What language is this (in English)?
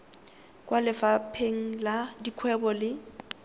Tswana